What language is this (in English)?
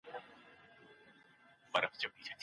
Pashto